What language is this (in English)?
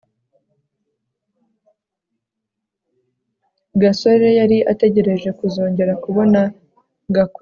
Kinyarwanda